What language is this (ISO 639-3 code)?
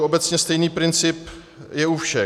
ces